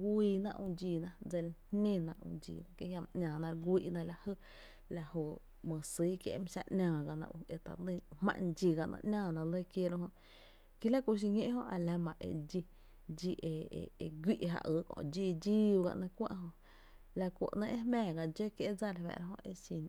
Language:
Tepinapa Chinantec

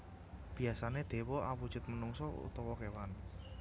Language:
Javanese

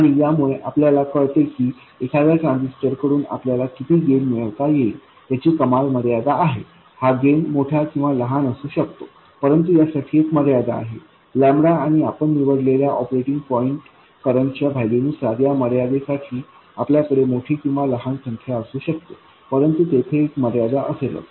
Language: Marathi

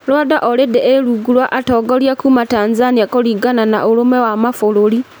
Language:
Kikuyu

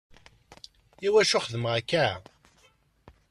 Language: Kabyle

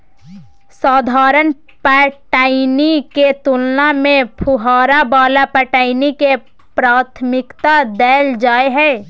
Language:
Maithili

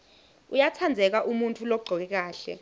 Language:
Swati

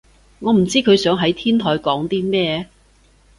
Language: Cantonese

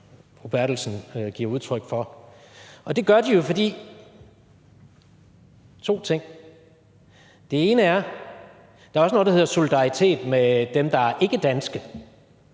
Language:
Danish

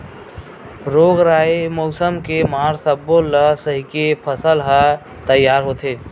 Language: Chhattisgarhi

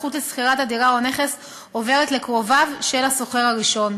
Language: Hebrew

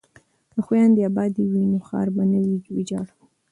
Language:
Pashto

